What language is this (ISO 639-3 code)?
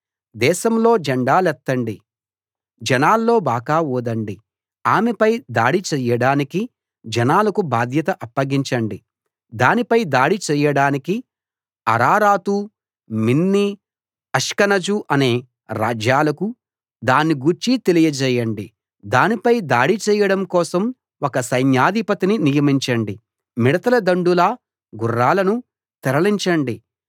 tel